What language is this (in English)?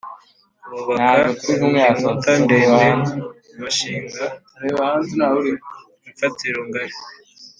Kinyarwanda